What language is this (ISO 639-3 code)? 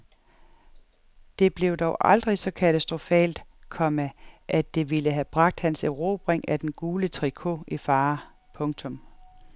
dan